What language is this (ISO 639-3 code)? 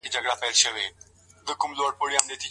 pus